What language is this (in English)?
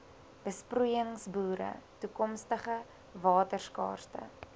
Afrikaans